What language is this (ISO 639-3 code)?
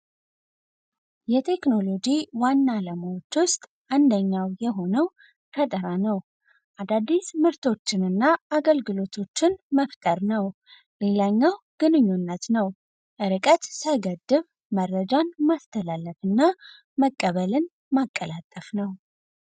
amh